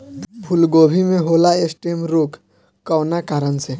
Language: Bhojpuri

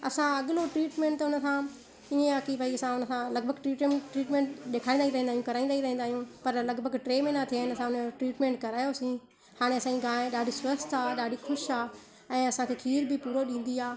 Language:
Sindhi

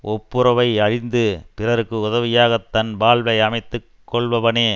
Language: Tamil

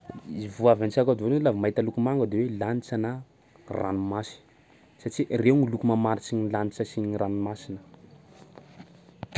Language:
Sakalava Malagasy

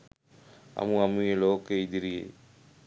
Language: Sinhala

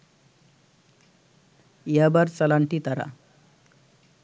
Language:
Bangla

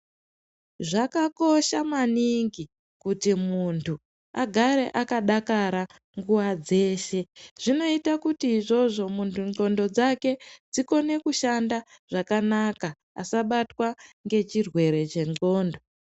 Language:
Ndau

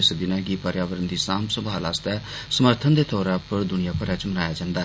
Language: Dogri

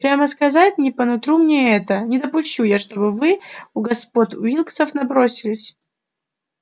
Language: Russian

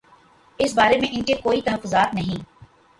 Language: Urdu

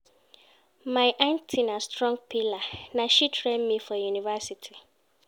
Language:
Nigerian Pidgin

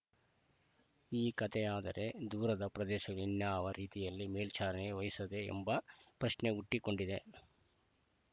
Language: Kannada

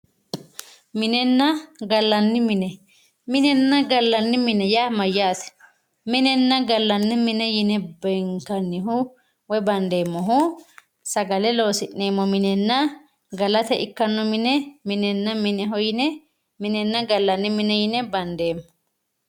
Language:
Sidamo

